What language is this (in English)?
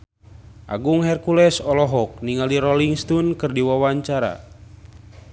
Sundanese